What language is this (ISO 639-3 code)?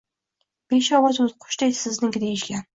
uzb